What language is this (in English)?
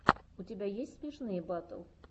Russian